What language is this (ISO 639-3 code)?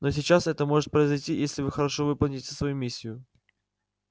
rus